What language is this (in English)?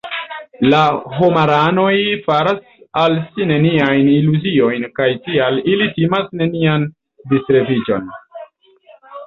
Esperanto